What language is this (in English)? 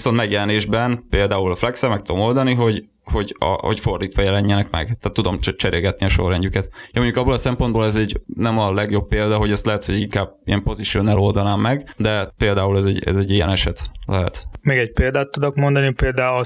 Hungarian